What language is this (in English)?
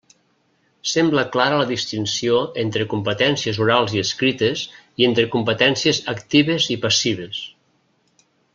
Catalan